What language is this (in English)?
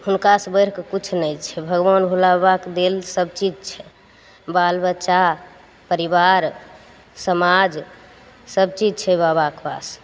Maithili